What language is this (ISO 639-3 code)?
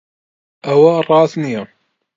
ckb